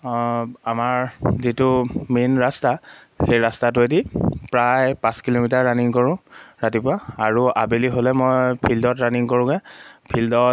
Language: Assamese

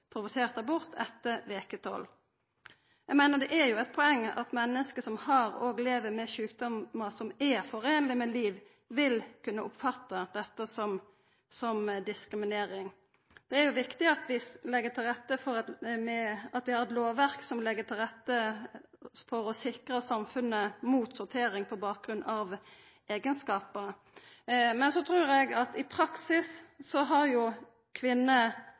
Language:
Norwegian Nynorsk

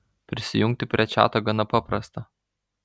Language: Lithuanian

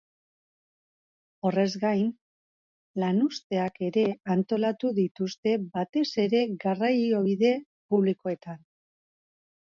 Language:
Basque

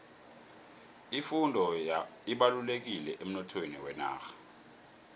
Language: South Ndebele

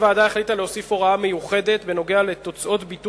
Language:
Hebrew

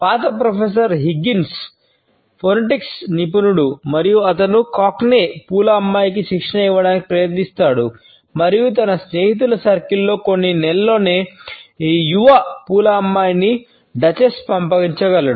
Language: Telugu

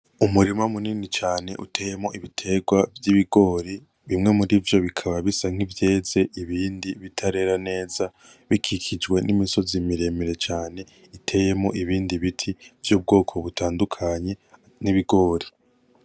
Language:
Rundi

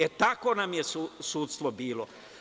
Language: Serbian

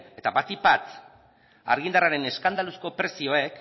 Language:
Basque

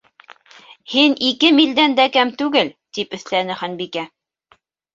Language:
Bashkir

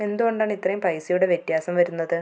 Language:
Malayalam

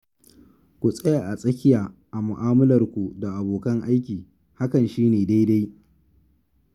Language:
Hausa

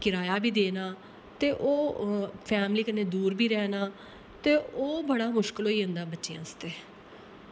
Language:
Dogri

